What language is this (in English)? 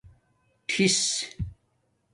Domaaki